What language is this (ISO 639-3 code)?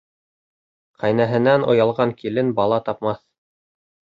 bak